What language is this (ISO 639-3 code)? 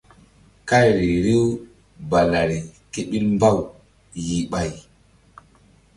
mdd